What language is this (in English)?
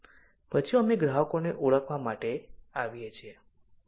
Gujarati